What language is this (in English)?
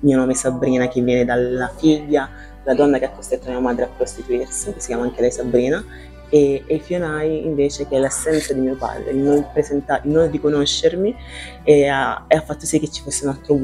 Italian